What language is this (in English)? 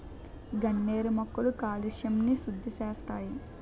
Telugu